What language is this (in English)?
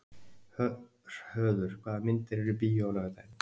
Icelandic